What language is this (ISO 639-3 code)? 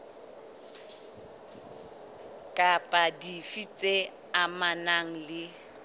sot